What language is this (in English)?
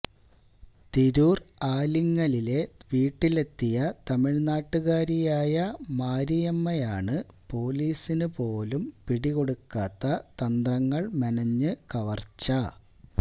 Malayalam